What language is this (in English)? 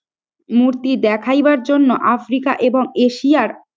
Bangla